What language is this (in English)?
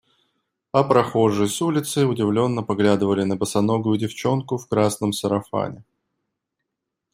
Russian